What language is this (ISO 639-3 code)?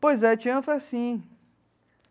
por